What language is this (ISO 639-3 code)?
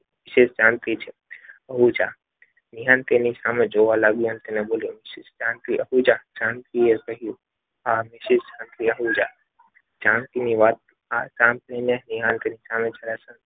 guj